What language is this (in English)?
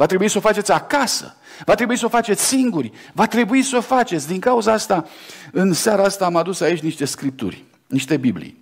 Romanian